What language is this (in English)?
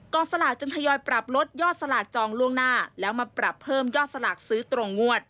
Thai